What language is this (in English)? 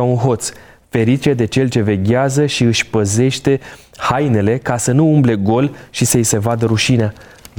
Romanian